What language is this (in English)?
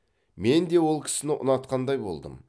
Kazakh